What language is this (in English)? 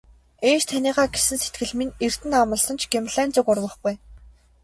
Mongolian